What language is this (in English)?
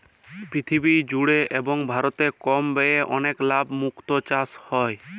Bangla